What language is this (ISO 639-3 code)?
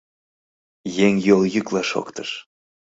chm